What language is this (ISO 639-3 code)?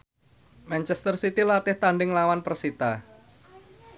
jav